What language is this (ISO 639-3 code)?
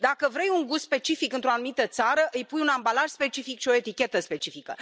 ron